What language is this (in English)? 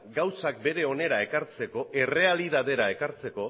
Basque